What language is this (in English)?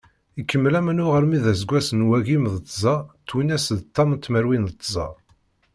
Kabyle